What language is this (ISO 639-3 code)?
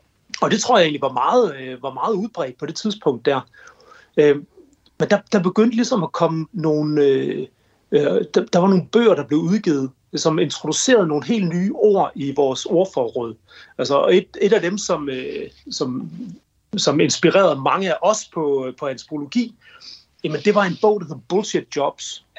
dan